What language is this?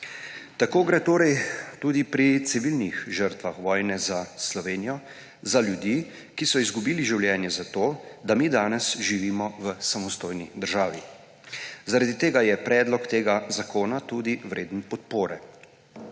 Slovenian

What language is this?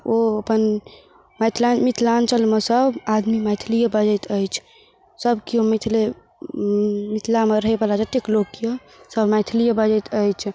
Maithili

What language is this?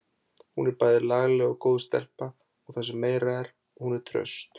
Icelandic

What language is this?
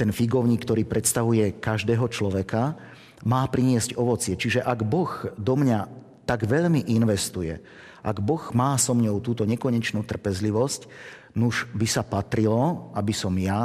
Slovak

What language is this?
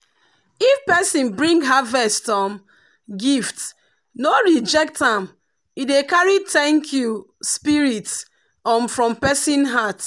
Nigerian Pidgin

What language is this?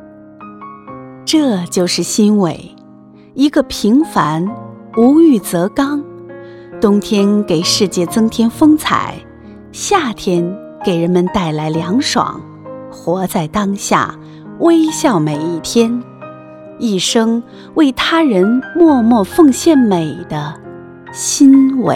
Chinese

